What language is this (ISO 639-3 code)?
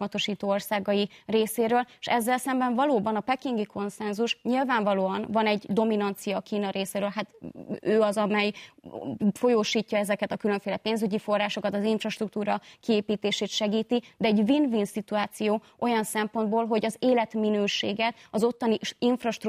hun